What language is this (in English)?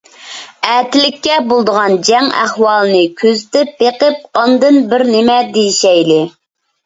Uyghur